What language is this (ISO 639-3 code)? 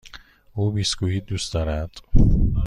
fas